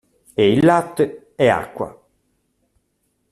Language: Italian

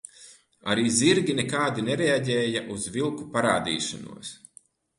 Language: Latvian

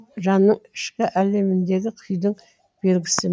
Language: Kazakh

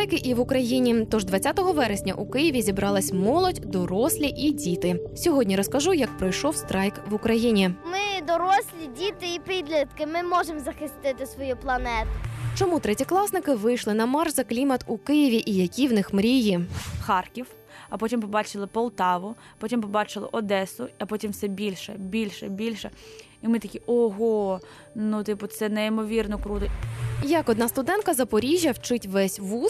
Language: Ukrainian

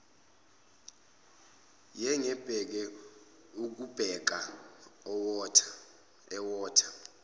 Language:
Zulu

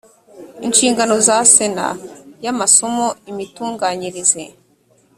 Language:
Kinyarwanda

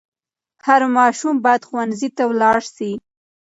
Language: Pashto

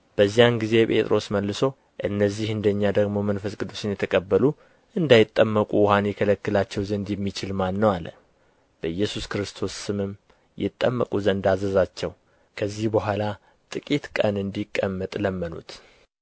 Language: Amharic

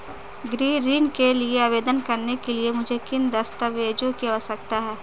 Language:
Hindi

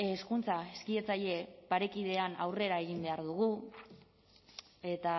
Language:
Basque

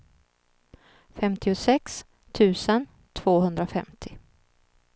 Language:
Swedish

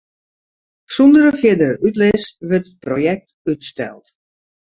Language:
Western Frisian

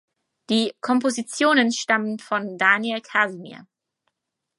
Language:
German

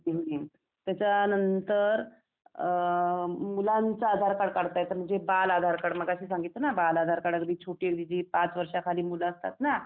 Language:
Marathi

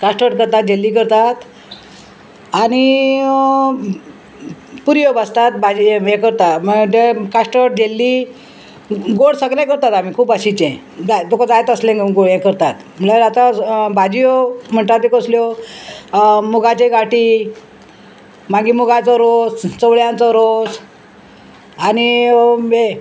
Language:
Konkani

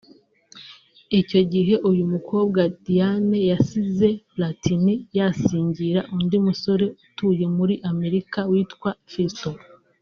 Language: Kinyarwanda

